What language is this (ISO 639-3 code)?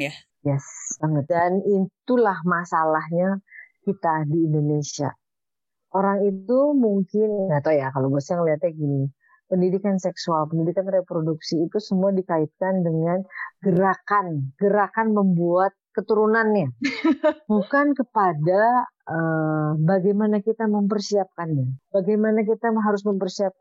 ind